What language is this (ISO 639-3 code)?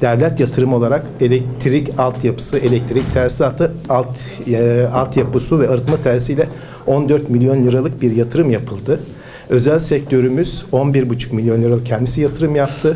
tur